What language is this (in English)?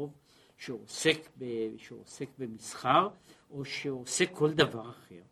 Hebrew